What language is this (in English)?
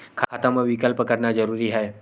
Chhattisgarhi